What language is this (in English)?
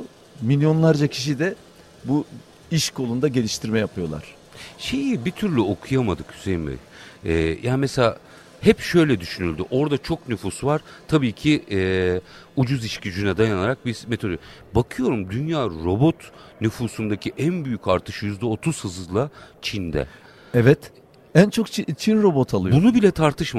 Turkish